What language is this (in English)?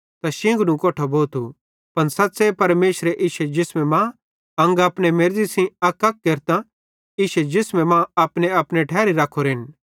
Bhadrawahi